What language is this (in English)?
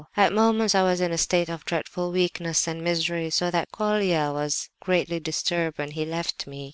English